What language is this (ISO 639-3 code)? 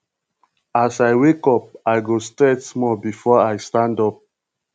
pcm